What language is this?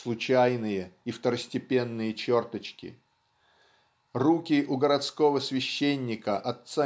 Russian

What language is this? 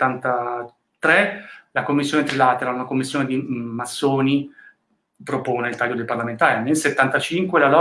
Italian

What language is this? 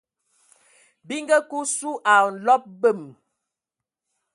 Ewondo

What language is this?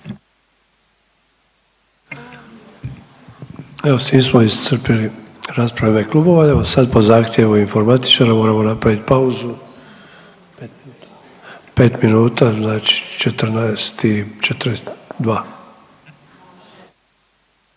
Croatian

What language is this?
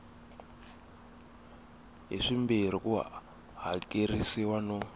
Tsonga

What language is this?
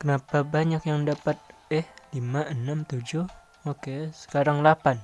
Indonesian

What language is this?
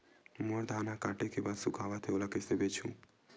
Chhattisgarhi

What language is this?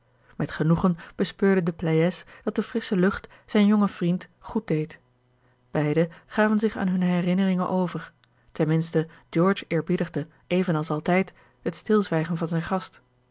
Dutch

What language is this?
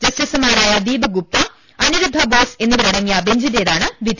Malayalam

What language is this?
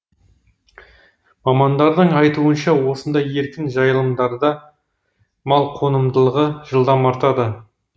Kazakh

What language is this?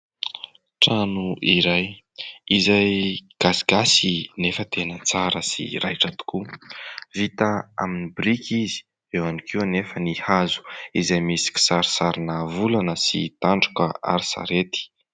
Malagasy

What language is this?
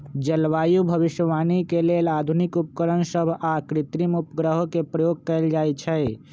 Magahi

